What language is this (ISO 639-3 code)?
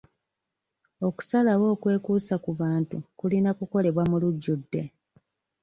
lug